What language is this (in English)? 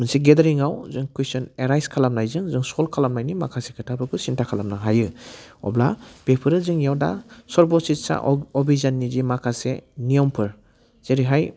Bodo